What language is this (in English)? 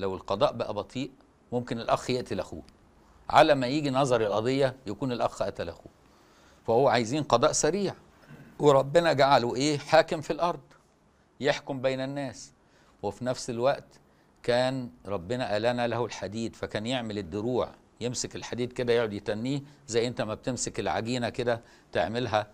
Arabic